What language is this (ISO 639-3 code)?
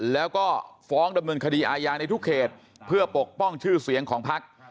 tha